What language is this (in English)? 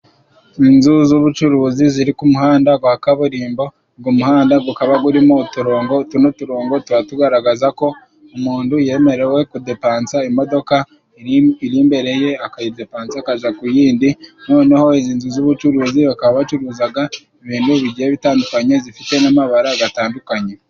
Kinyarwanda